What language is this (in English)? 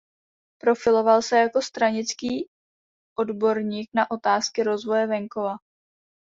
Czech